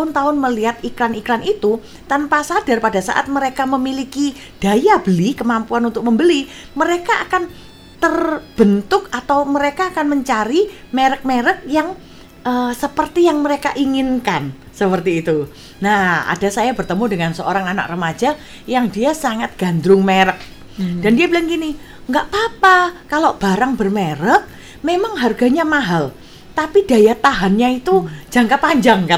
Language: Indonesian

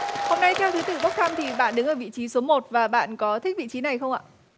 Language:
Vietnamese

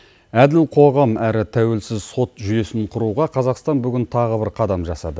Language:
Kazakh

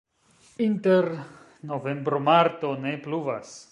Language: Esperanto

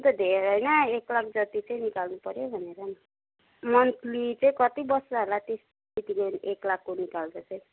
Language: Nepali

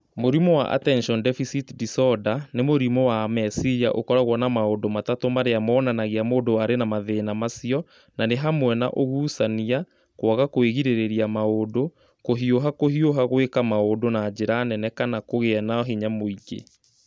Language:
Kikuyu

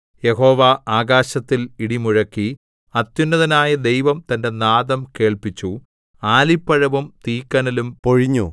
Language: Malayalam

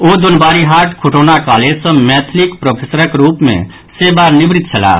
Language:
Maithili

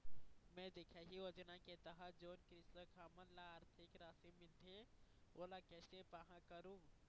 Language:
Chhattisgarhi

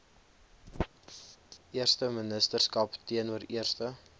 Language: Afrikaans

